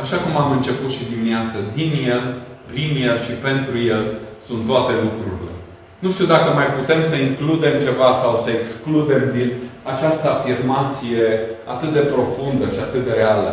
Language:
Romanian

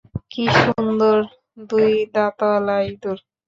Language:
Bangla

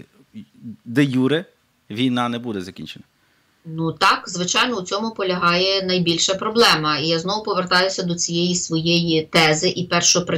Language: Ukrainian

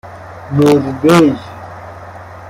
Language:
Persian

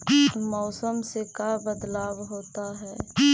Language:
Magahi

